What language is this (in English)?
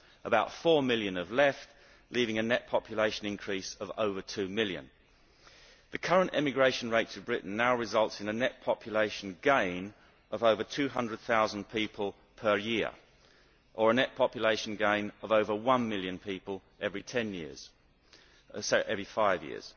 English